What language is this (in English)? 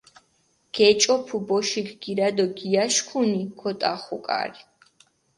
Mingrelian